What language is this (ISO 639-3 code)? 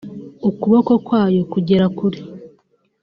kin